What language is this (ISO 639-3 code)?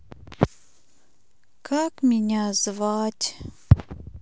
rus